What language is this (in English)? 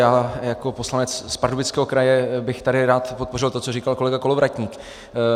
Czech